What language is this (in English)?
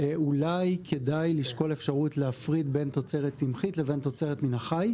Hebrew